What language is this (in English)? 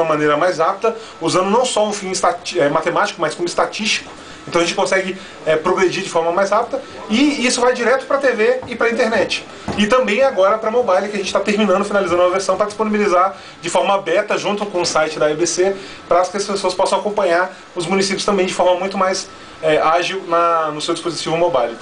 Portuguese